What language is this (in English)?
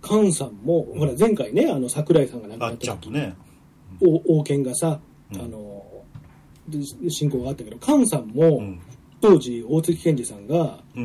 Japanese